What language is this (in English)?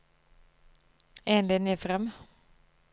Norwegian